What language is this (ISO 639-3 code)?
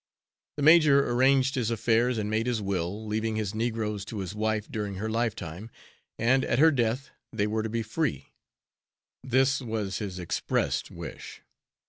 eng